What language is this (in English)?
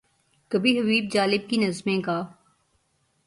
Urdu